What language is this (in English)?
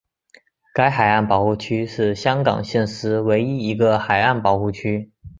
Chinese